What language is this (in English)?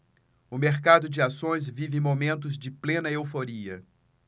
Portuguese